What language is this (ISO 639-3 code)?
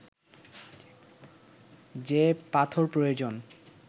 ben